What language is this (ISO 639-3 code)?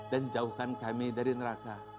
ind